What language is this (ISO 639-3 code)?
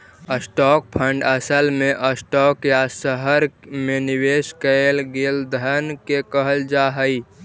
mag